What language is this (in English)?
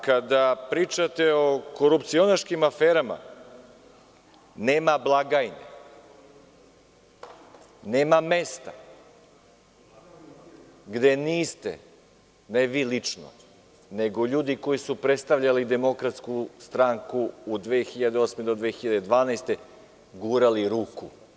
Serbian